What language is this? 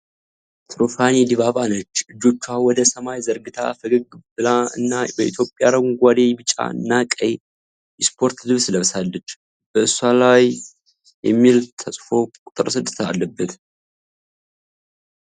Amharic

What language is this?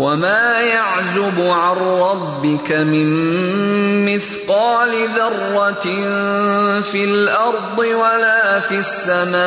Urdu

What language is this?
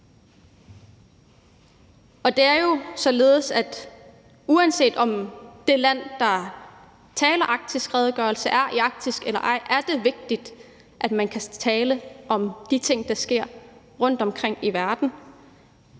Danish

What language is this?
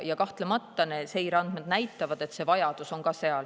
Estonian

